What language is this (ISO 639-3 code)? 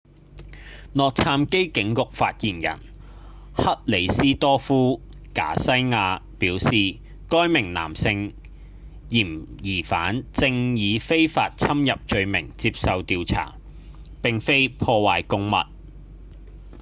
yue